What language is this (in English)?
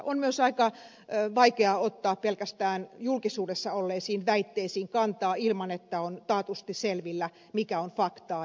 Finnish